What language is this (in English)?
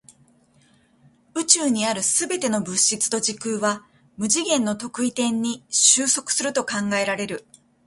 Japanese